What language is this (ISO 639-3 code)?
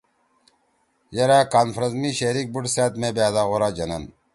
trw